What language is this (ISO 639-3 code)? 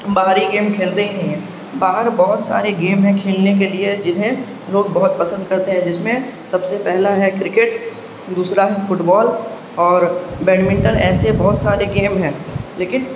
urd